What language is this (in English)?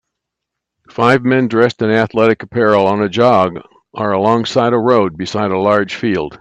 English